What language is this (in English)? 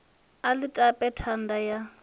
Venda